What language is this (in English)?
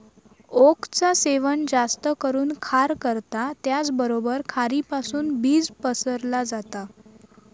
Marathi